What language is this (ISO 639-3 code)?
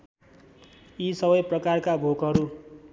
nep